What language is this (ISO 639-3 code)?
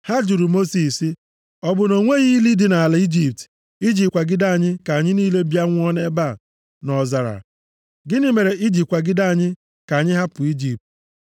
ibo